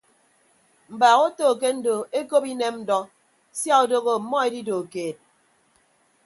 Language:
Ibibio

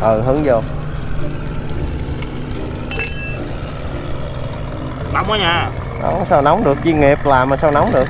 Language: Vietnamese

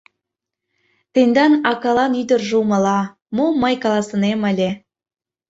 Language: Mari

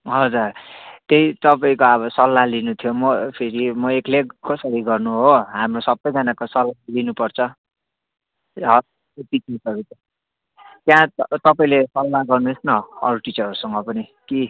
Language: Nepali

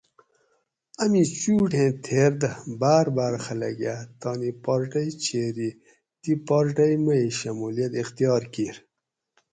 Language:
Gawri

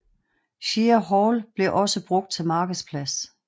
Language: Danish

